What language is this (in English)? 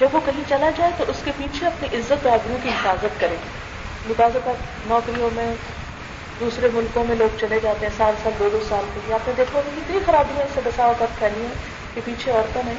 Urdu